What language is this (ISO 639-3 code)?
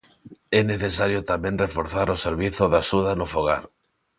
glg